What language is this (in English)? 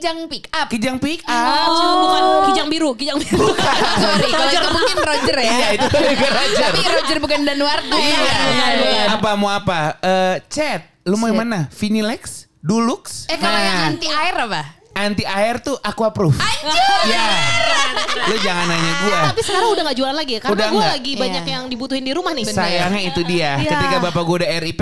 Indonesian